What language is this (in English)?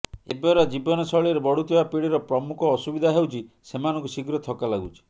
Odia